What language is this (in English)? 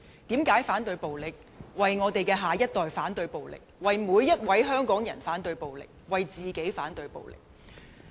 Cantonese